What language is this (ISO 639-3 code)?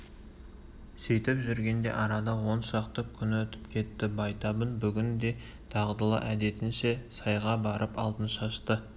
kaz